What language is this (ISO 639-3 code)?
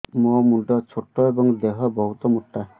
ori